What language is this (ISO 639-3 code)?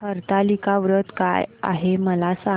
mar